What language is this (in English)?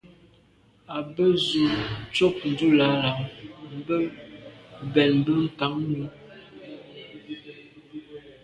Medumba